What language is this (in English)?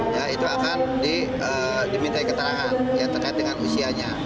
Indonesian